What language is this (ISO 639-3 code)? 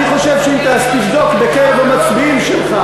heb